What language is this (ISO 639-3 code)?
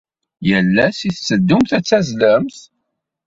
kab